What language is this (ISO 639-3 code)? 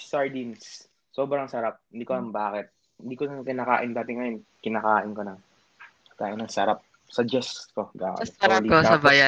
fil